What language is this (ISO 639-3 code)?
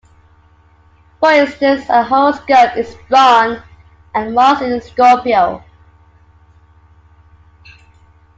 eng